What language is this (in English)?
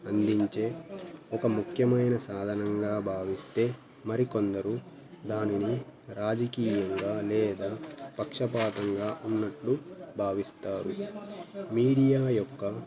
Telugu